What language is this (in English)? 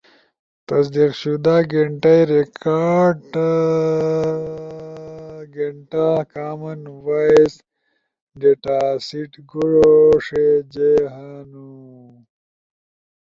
Ushojo